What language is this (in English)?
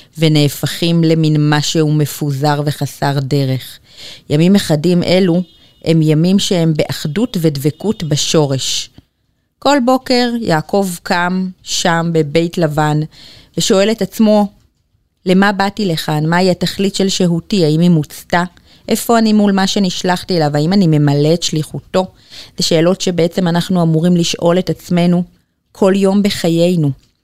Hebrew